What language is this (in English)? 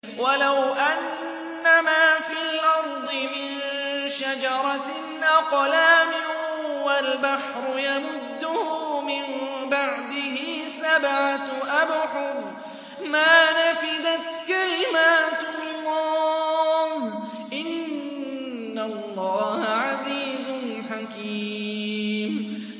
Arabic